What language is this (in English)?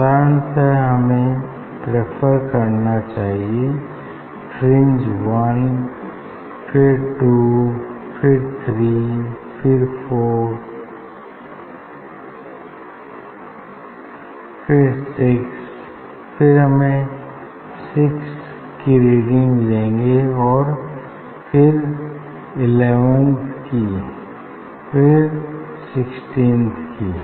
Hindi